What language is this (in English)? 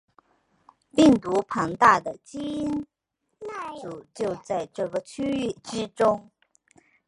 Chinese